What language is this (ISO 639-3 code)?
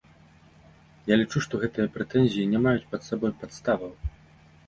bel